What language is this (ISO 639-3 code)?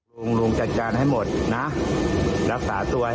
tha